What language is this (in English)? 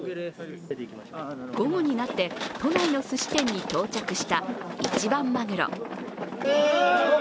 Japanese